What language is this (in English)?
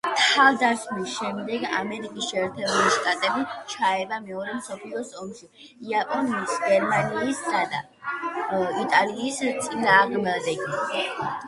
Georgian